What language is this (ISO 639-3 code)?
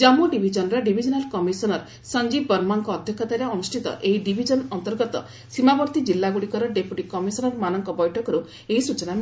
ori